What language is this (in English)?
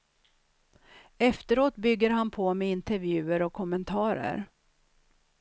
Swedish